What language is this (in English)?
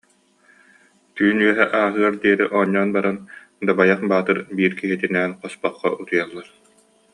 Yakut